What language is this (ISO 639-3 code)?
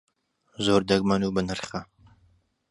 ckb